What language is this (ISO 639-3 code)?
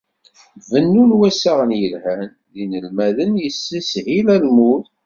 kab